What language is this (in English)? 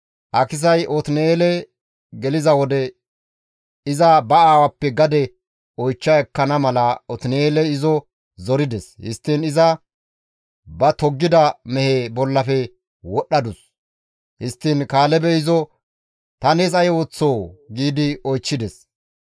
Gamo